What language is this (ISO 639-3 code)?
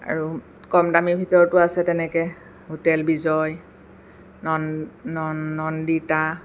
asm